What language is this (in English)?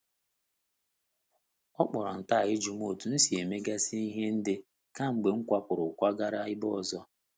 Igbo